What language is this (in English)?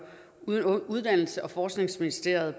Danish